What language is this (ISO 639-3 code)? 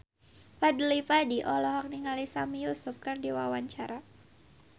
sun